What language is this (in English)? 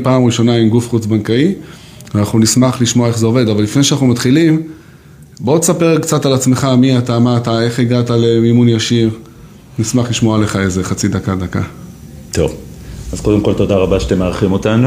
Hebrew